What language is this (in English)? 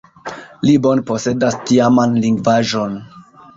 Esperanto